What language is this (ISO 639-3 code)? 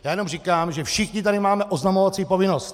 ces